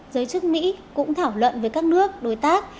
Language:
Vietnamese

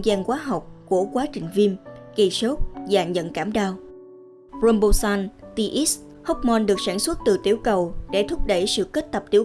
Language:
Vietnamese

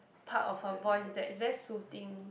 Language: English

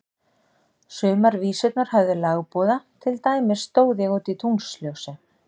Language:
Icelandic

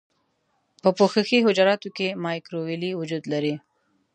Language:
Pashto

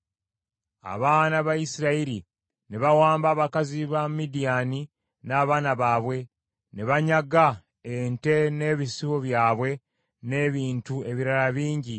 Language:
Ganda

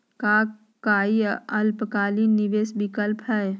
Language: Magahi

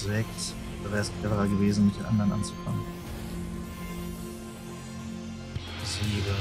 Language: German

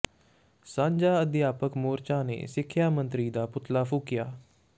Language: Punjabi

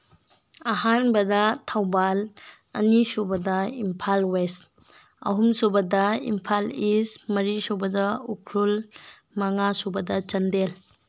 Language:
Manipuri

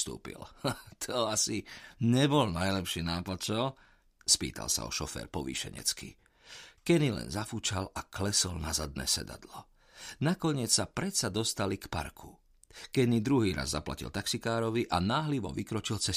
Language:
Slovak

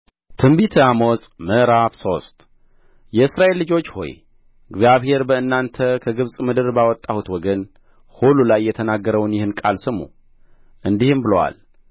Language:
Amharic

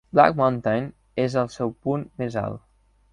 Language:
Catalan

